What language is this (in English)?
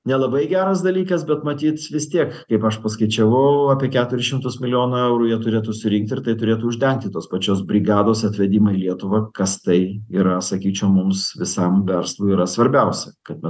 Lithuanian